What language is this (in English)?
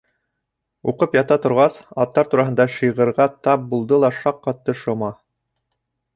Bashkir